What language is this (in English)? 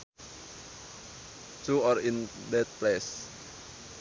Sundanese